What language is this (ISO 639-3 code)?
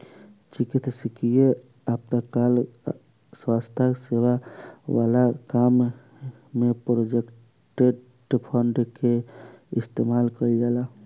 bho